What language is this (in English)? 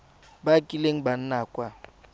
Tswana